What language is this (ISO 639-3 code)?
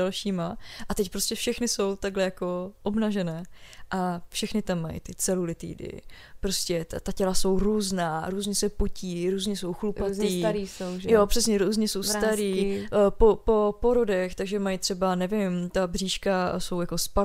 ces